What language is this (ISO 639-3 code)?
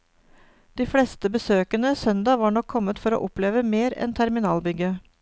nor